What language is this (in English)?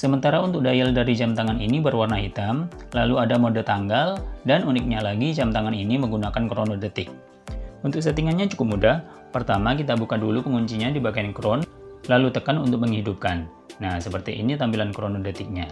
Indonesian